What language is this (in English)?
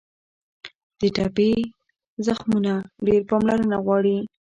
Pashto